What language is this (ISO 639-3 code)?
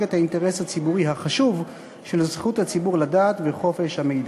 heb